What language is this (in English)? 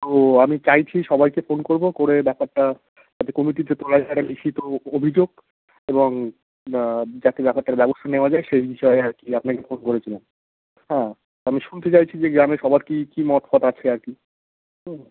Bangla